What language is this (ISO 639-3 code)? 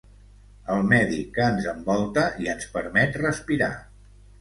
cat